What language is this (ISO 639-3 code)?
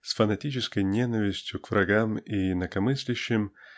rus